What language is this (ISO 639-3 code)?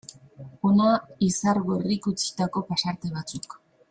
eus